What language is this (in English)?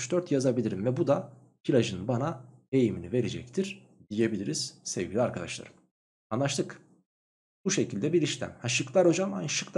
Turkish